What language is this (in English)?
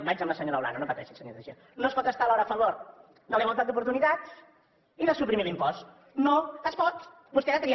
Catalan